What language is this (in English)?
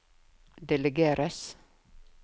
Norwegian